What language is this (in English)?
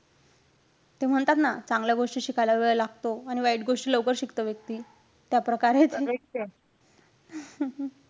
Marathi